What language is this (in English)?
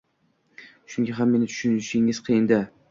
Uzbek